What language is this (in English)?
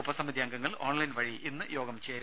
Malayalam